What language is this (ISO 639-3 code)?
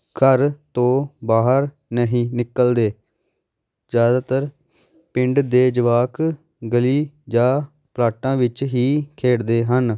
pan